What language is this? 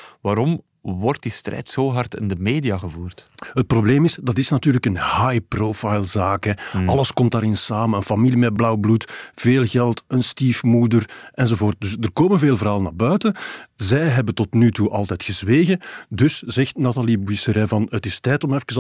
Dutch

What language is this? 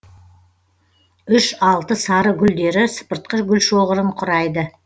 Kazakh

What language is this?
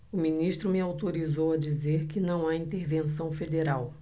Portuguese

